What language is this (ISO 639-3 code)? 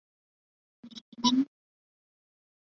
zho